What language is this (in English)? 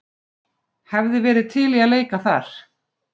Icelandic